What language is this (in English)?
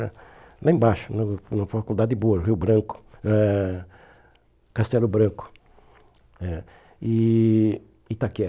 Portuguese